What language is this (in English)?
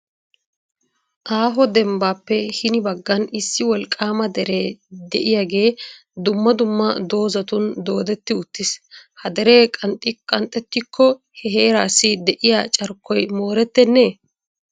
Wolaytta